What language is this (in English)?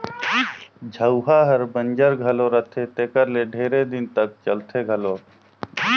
Chhattisgarhi